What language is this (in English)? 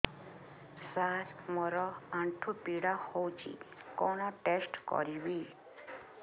Odia